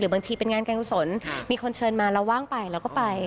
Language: Thai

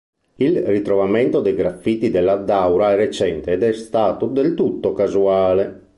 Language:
Italian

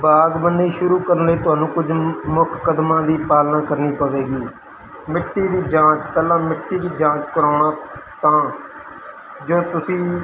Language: Punjabi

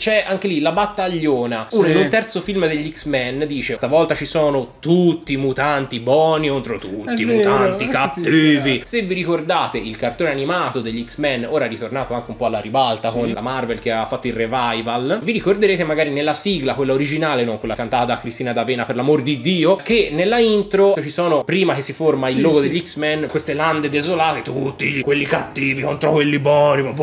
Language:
Italian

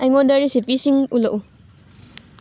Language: Manipuri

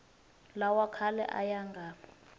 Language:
Tsonga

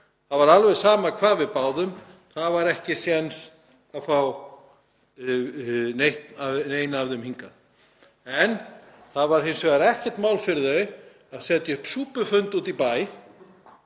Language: Icelandic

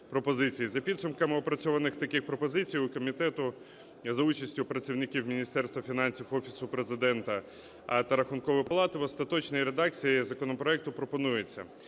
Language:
Ukrainian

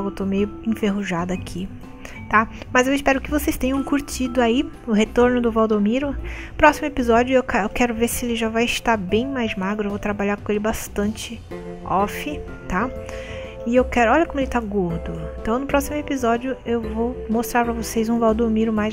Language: Portuguese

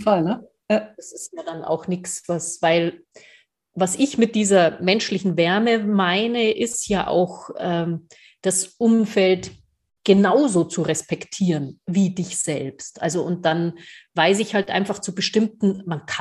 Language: German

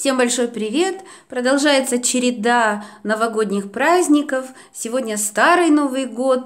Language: Russian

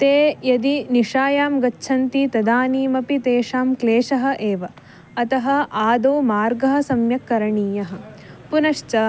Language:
Sanskrit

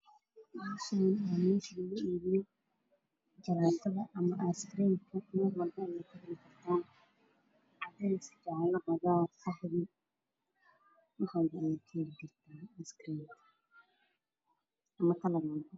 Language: Somali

